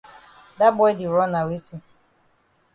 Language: Cameroon Pidgin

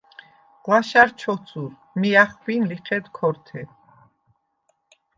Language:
Svan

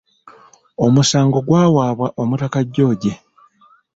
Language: Ganda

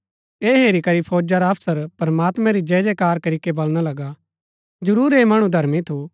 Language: Gaddi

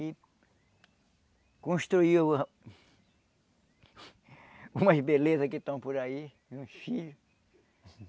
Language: Portuguese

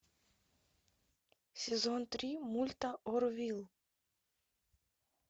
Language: Russian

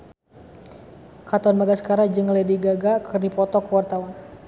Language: Sundanese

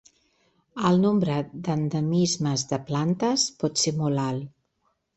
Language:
Catalan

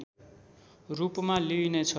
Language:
Nepali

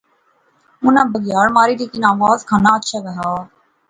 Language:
Pahari-Potwari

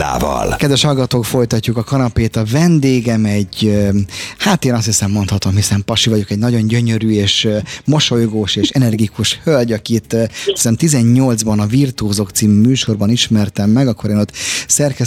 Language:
Hungarian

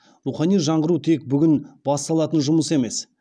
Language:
Kazakh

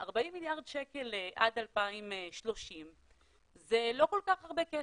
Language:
Hebrew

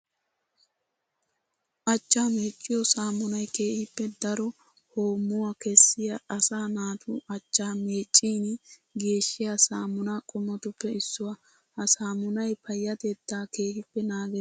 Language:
Wolaytta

